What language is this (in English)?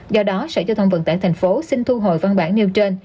Vietnamese